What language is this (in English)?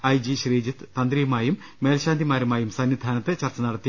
Malayalam